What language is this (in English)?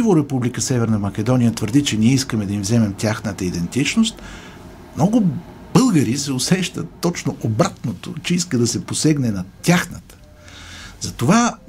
Bulgarian